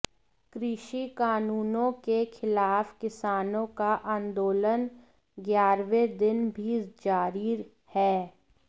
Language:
Hindi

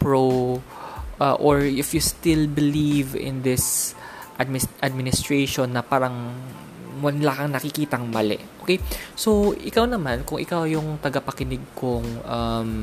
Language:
Filipino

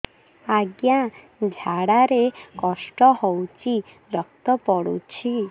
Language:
Odia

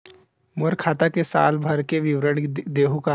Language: Chhattisgarhi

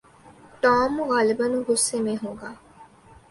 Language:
Urdu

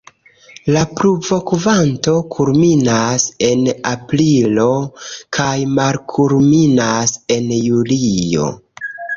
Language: Esperanto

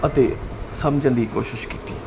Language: Punjabi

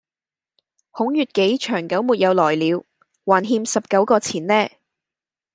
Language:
Cantonese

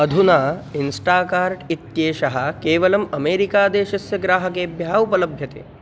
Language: Sanskrit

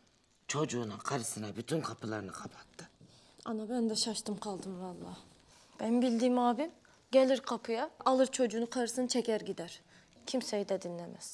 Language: Turkish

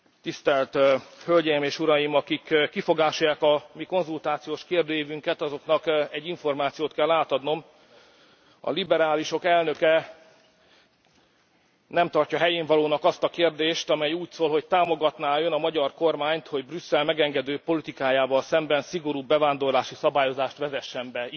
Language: Hungarian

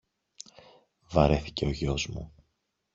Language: Greek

